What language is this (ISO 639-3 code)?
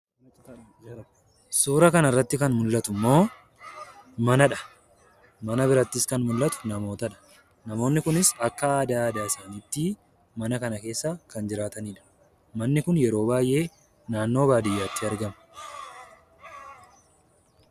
orm